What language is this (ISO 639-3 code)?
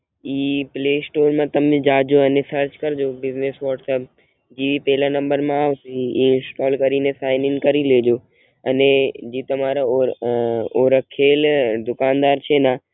guj